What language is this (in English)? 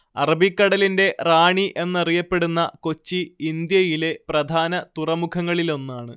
Malayalam